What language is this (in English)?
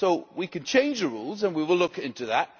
English